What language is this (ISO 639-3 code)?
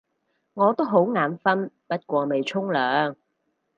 yue